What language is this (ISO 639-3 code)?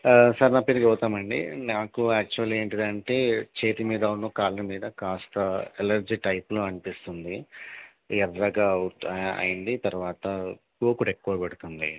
tel